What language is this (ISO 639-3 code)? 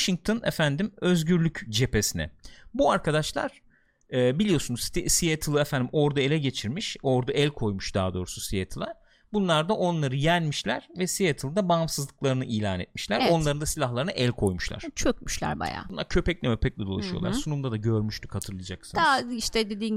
tur